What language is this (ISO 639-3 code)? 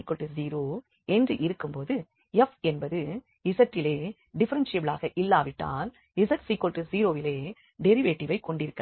tam